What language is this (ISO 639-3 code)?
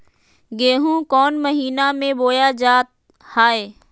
mag